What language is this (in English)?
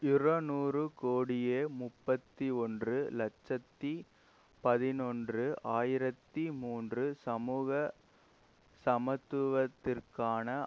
Tamil